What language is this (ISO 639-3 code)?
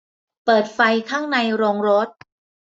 tha